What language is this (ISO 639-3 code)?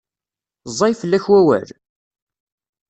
kab